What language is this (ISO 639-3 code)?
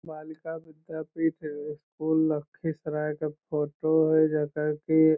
mag